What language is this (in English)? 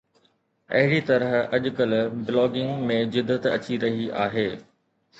Sindhi